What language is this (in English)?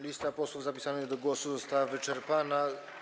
Polish